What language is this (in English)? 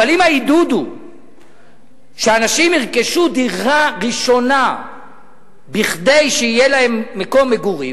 Hebrew